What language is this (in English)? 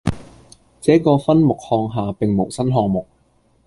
Cantonese